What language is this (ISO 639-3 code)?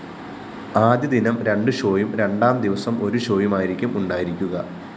mal